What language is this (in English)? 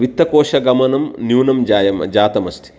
Sanskrit